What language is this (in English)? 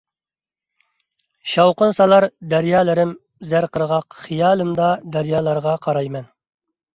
Uyghur